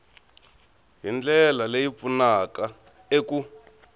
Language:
Tsonga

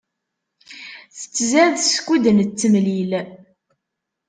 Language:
Kabyle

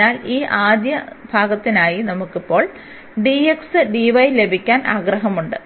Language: Malayalam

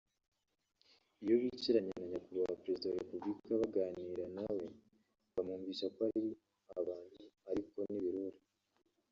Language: Kinyarwanda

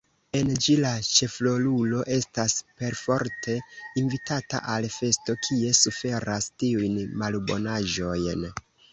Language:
Esperanto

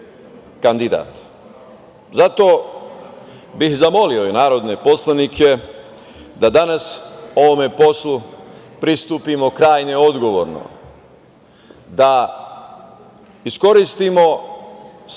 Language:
Serbian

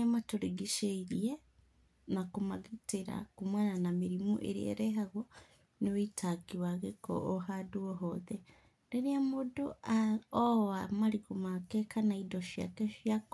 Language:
Kikuyu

